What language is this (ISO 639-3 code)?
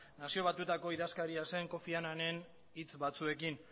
eus